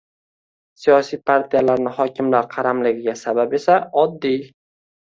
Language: Uzbek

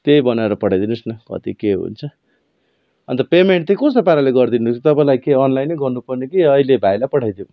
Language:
Nepali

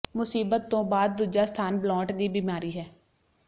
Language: Punjabi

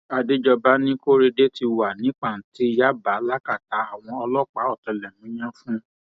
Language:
Yoruba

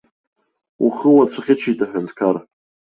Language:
Abkhazian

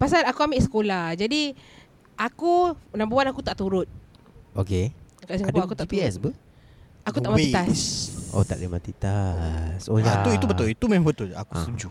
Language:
Malay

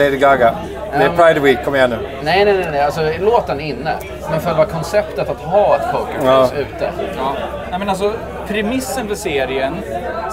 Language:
Swedish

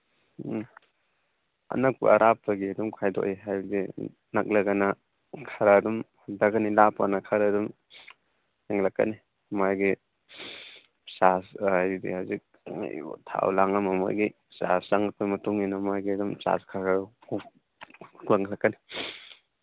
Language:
Manipuri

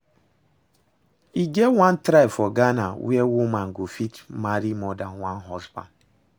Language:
Nigerian Pidgin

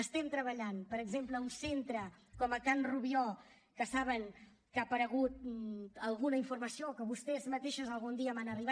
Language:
Catalan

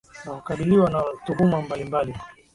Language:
Swahili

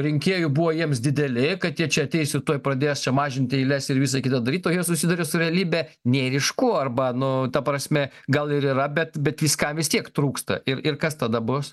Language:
Lithuanian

